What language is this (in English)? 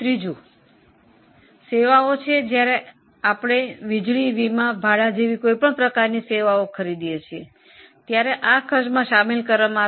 Gujarati